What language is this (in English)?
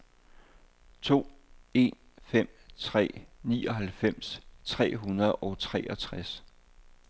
Danish